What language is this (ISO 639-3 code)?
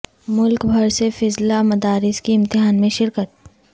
urd